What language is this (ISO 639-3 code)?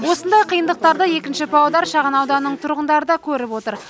kaz